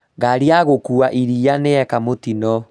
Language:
Kikuyu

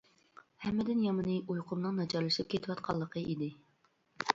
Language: Uyghur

